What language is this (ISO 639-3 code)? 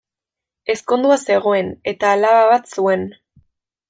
eus